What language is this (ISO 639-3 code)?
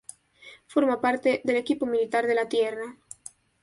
spa